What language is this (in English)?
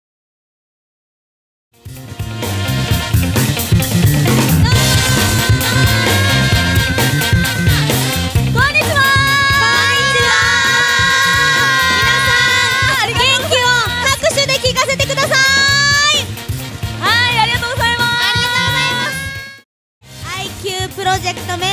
Korean